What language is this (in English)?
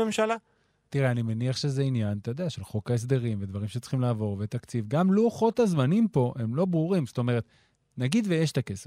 Hebrew